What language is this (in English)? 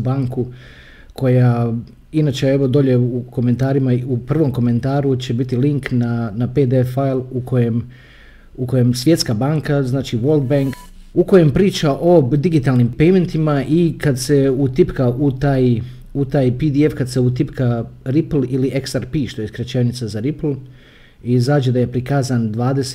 Croatian